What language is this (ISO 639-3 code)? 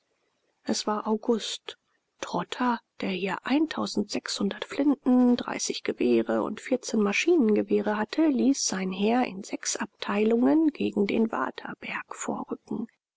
deu